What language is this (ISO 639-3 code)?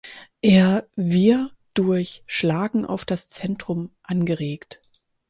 deu